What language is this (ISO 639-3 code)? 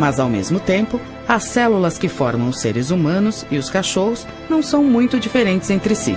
por